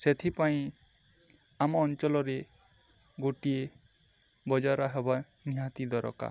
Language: Odia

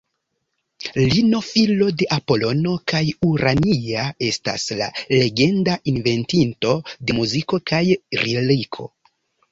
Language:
Esperanto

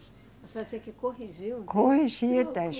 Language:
Portuguese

